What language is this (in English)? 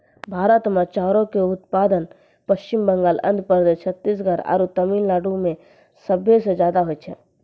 Maithili